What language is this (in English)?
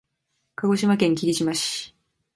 Japanese